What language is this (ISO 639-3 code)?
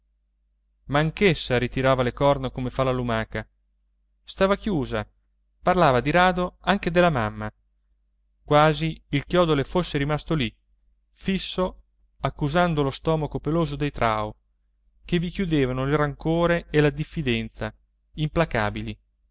ita